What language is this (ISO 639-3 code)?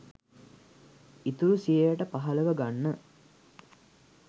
sin